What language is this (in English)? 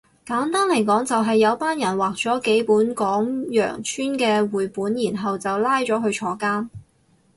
Cantonese